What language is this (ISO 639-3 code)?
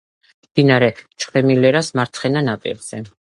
kat